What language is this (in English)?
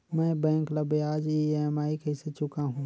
Chhattisgarhi